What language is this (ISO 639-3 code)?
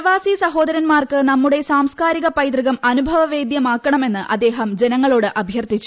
mal